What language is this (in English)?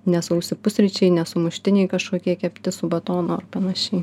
Lithuanian